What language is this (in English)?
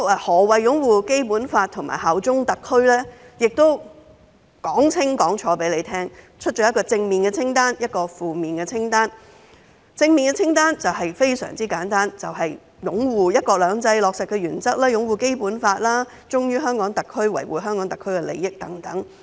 Cantonese